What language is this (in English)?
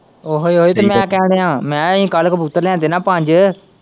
Punjabi